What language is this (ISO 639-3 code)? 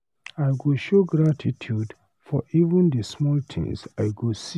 pcm